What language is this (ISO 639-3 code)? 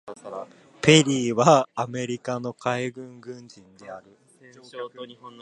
jpn